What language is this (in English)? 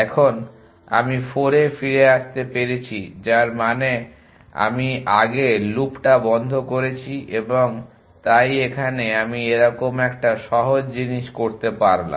Bangla